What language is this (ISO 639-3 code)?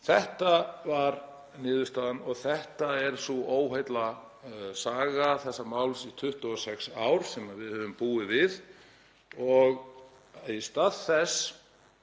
isl